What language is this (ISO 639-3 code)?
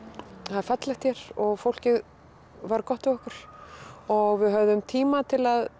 isl